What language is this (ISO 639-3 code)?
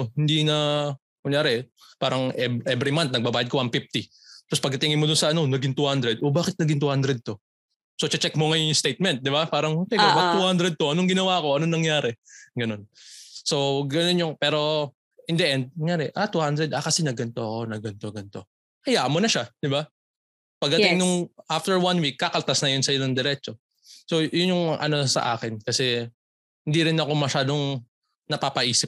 fil